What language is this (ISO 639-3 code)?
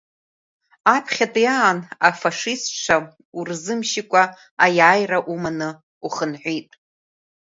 abk